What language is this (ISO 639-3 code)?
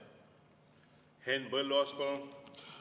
est